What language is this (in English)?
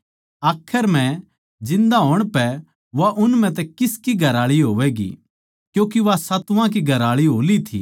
Haryanvi